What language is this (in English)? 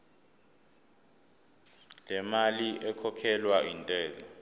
Zulu